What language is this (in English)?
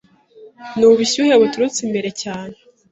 Kinyarwanda